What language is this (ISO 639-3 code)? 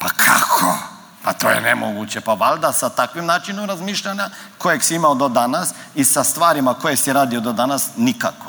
hrv